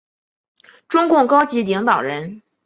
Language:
Chinese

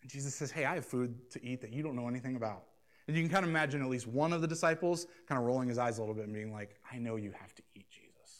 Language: English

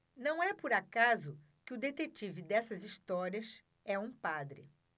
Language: Portuguese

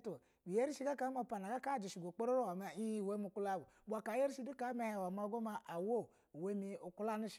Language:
Basa (Nigeria)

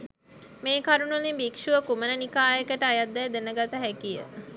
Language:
Sinhala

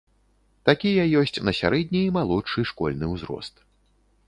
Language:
Belarusian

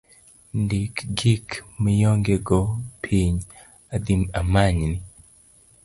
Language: Luo (Kenya and Tanzania)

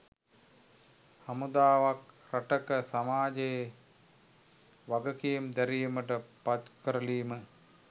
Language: Sinhala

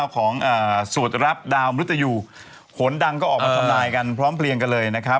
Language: Thai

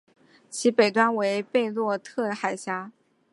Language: Chinese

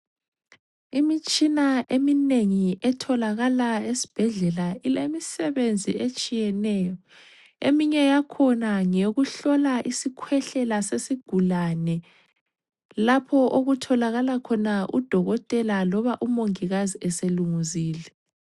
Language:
North Ndebele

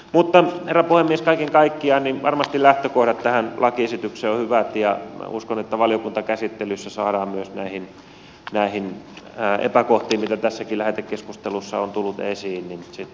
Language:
Finnish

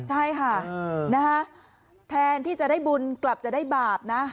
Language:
Thai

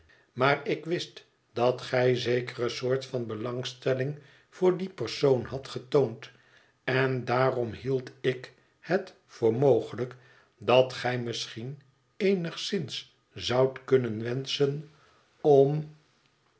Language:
Dutch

